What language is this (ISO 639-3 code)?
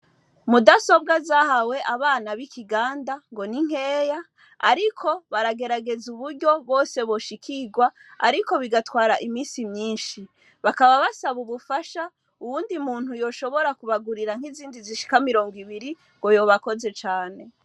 run